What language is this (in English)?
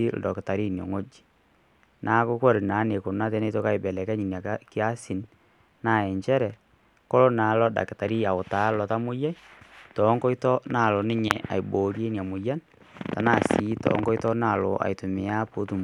Masai